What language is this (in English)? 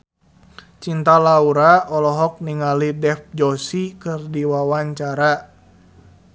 Sundanese